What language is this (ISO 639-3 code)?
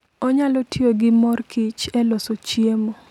luo